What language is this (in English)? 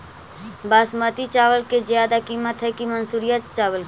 Magahi